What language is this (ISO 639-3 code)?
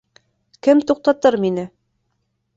bak